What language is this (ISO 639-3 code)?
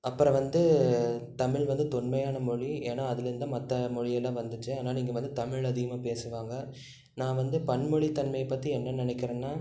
tam